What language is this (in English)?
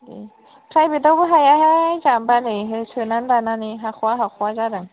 Bodo